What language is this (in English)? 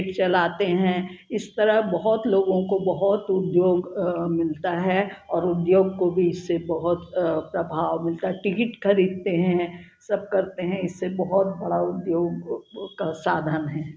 Hindi